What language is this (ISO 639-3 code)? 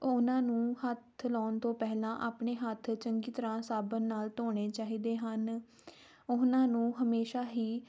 pan